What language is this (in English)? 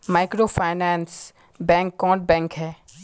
Magahi